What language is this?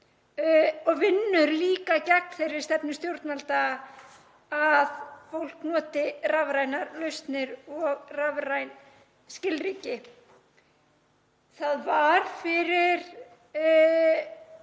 Icelandic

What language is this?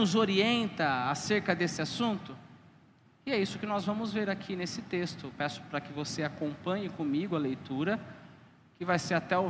Portuguese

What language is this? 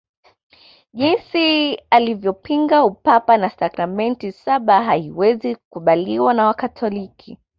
Swahili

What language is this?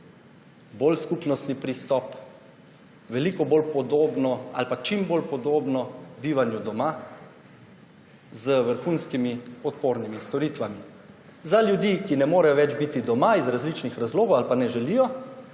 Slovenian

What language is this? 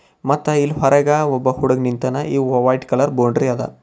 Kannada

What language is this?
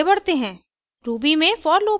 Hindi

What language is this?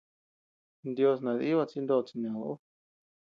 Tepeuxila Cuicatec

